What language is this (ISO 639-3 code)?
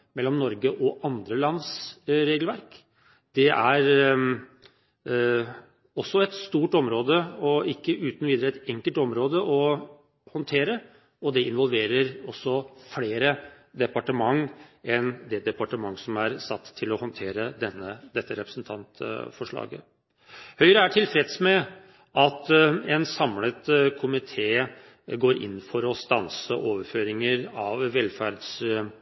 nob